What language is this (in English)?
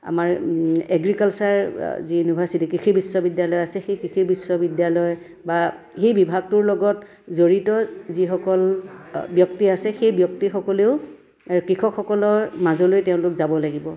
Assamese